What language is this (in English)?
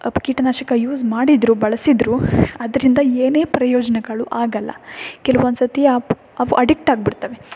Kannada